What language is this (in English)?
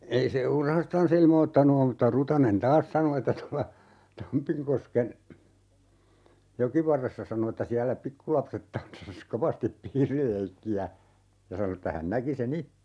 Finnish